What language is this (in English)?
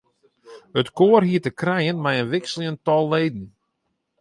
Western Frisian